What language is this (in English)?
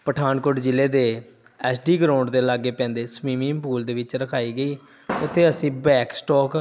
Punjabi